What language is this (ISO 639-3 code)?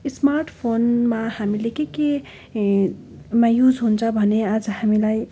nep